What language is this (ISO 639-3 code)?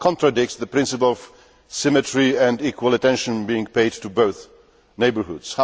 eng